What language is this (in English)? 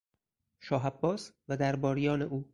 Persian